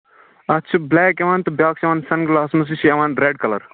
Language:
Kashmiri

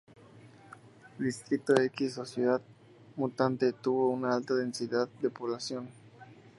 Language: Spanish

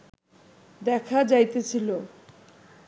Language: Bangla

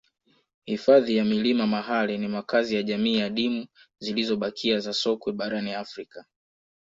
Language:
Swahili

